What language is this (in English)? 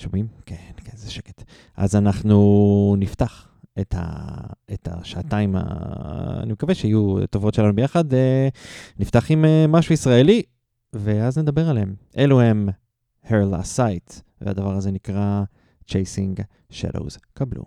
Hebrew